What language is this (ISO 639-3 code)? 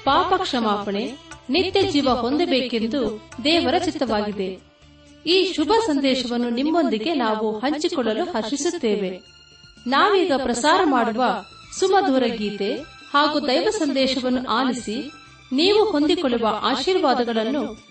kan